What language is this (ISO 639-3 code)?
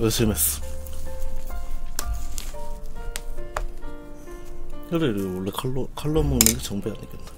kor